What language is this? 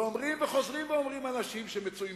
Hebrew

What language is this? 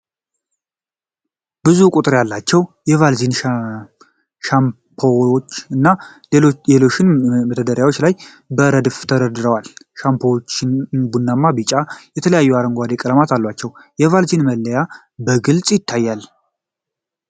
Amharic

